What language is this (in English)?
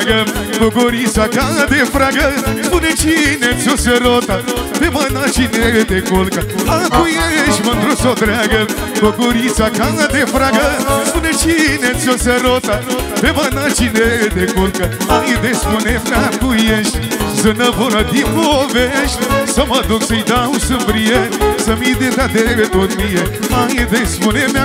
Romanian